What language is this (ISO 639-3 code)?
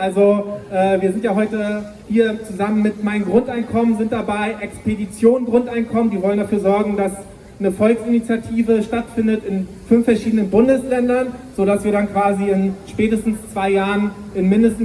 deu